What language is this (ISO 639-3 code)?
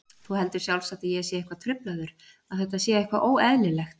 isl